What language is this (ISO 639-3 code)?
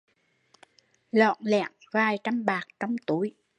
vie